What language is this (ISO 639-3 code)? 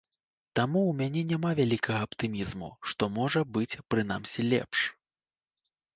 bel